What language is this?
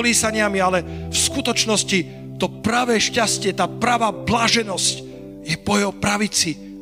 Slovak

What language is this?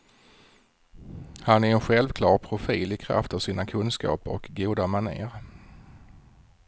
Swedish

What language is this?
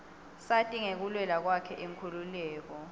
Swati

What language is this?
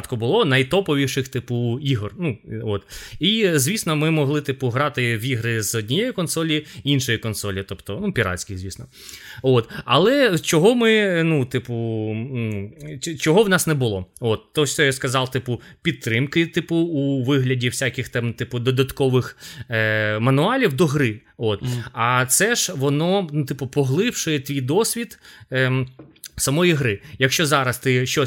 Ukrainian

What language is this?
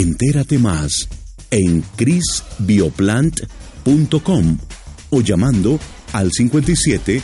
Spanish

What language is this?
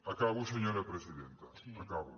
Catalan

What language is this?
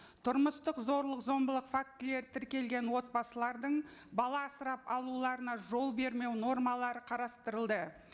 Kazakh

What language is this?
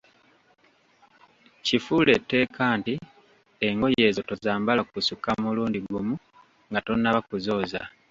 Ganda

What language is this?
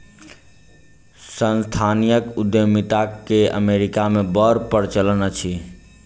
Maithili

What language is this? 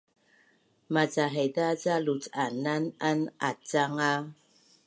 Bunun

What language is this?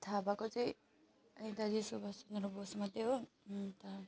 Nepali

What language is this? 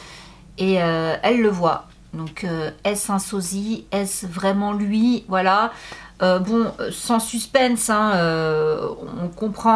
French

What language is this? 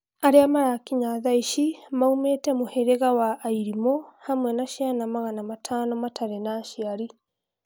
Kikuyu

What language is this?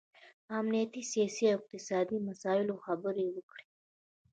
Pashto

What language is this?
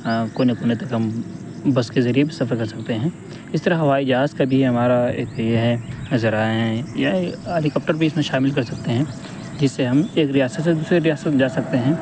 Urdu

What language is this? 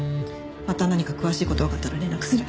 Japanese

